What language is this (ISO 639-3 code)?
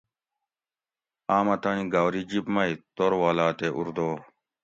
gwc